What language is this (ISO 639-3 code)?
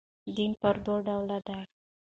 pus